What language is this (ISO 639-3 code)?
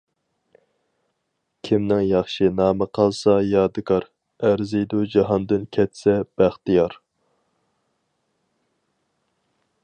uig